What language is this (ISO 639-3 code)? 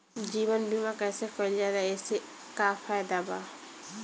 bho